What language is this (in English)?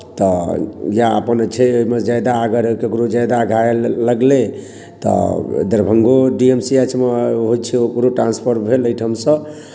Maithili